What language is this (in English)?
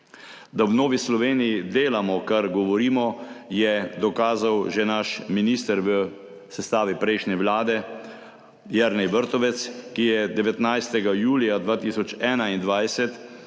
Slovenian